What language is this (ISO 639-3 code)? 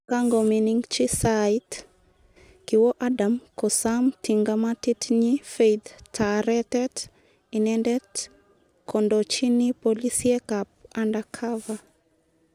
kln